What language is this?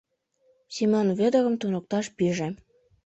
Mari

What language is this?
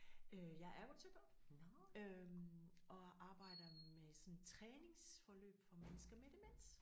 Danish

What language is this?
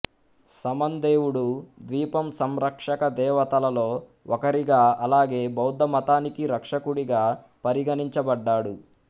Telugu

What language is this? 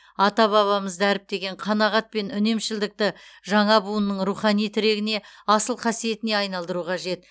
Kazakh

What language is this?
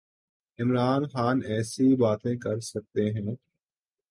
Urdu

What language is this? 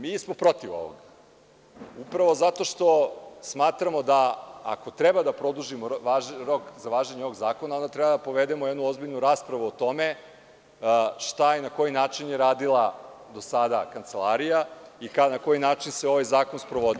Serbian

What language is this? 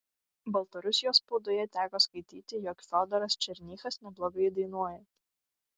Lithuanian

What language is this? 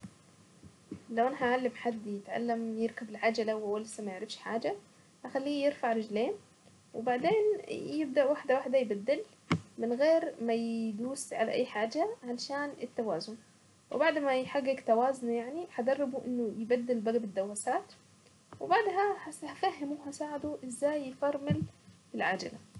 Saidi Arabic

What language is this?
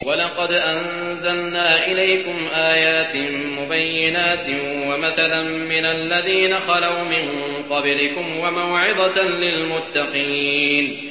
Arabic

